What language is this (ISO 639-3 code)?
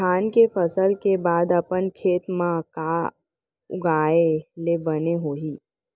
hne